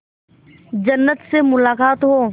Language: Hindi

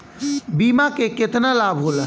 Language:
Bhojpuri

